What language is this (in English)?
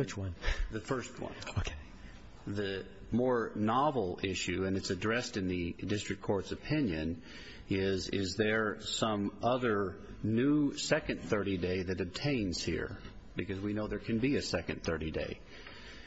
English